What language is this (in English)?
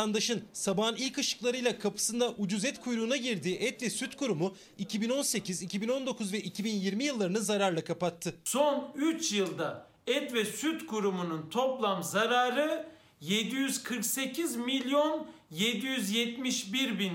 Turkish